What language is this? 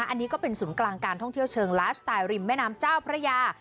Thai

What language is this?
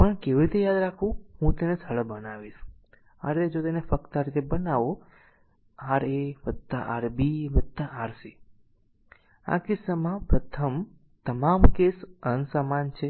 Gujarati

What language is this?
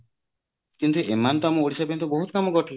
Odia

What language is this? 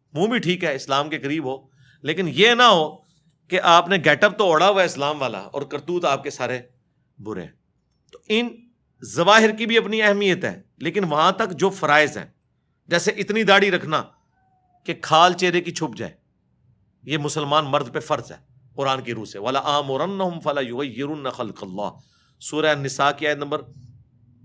Urdu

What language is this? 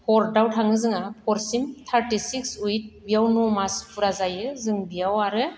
Bodo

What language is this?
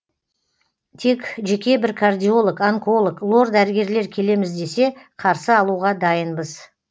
Kazakh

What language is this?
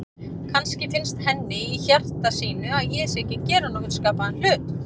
Icelandic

